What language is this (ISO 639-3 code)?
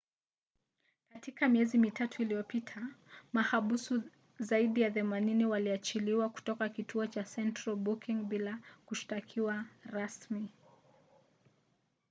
swa